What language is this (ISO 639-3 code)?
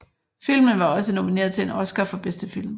dan